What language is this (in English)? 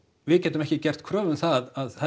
Icelandic